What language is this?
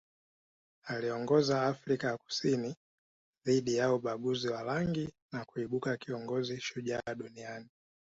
Swahili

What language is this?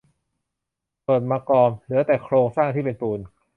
Thai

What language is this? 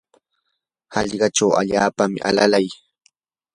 Yanahuanca Pasco Quechua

